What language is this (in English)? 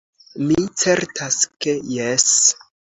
Esperanto